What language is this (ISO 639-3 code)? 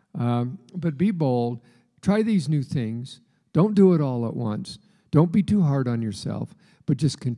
eng